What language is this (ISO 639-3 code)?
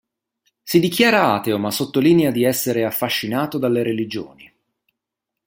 ita